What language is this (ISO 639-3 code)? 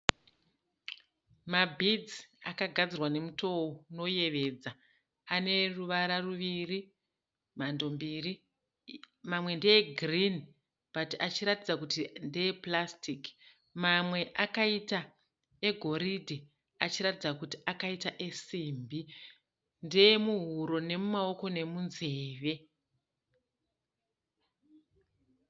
sna